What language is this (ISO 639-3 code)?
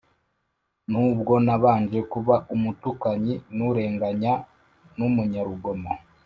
kin